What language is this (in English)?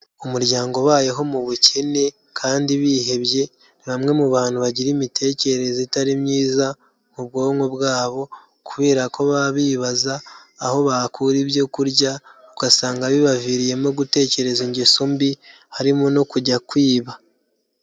Kinyarwanda